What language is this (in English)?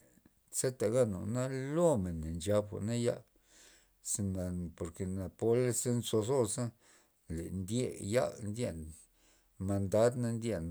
Loxicha Zapotec